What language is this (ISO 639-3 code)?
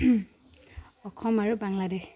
asm